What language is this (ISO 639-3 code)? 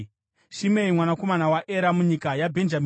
sna